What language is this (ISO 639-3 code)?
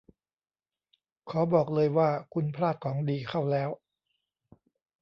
tha